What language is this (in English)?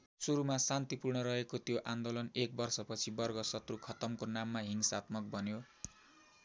Nepali